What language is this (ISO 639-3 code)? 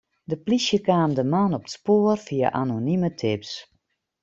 fry